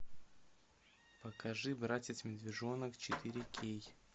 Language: Russian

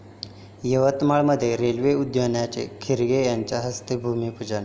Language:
Marathi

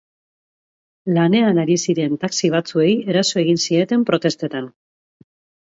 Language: Basque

